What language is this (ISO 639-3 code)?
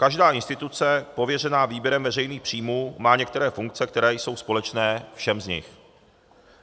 ces